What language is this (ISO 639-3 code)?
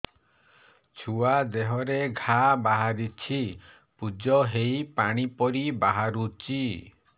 ori